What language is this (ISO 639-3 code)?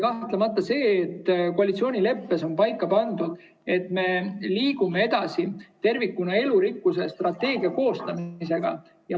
est